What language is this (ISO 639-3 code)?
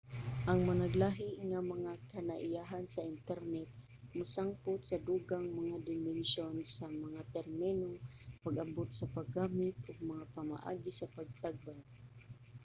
ceb